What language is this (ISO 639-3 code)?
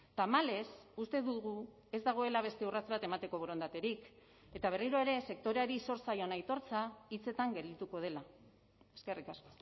eus